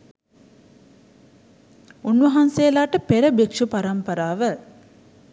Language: Sinhala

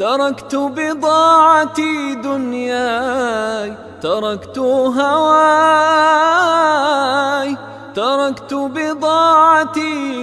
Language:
Arabic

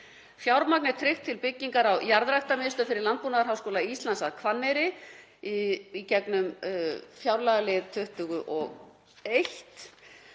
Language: Icelandic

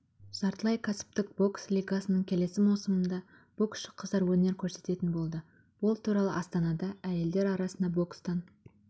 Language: Kazakh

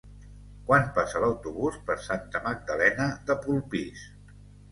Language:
Catalan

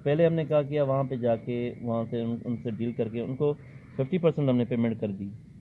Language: Urdu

